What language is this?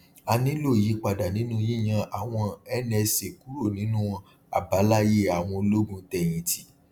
Yoruba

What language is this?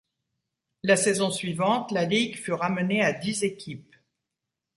French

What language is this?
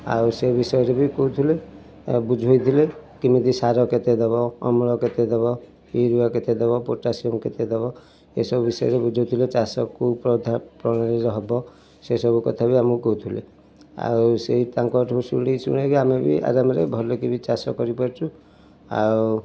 Odia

